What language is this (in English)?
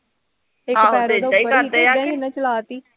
Punjabi